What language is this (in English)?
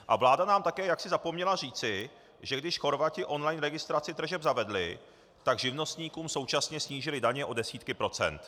Czech